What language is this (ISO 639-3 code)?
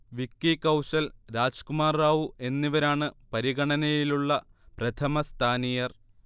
mal